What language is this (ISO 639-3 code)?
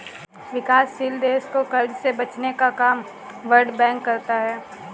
hin